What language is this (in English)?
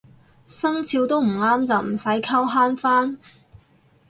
Cantonese